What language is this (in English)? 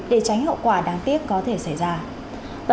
Vietnamese